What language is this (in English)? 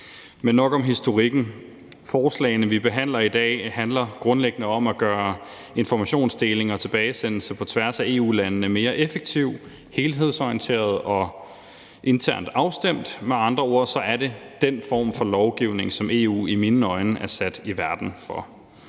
Danish